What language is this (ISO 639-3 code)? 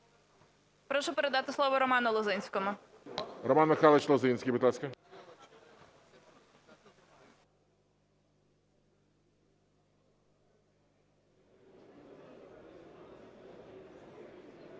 ukr